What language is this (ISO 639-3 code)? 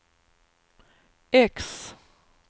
swe